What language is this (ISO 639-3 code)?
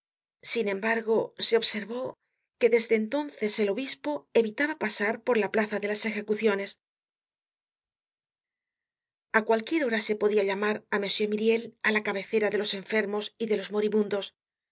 spa